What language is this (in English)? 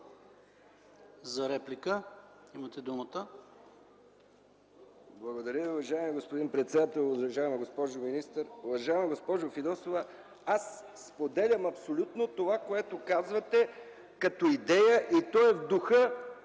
Bulgarian